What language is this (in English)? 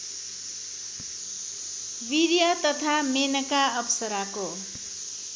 Nepali